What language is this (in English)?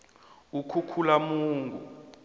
South Ndebele